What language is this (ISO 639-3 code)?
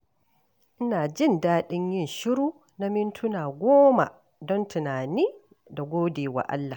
hau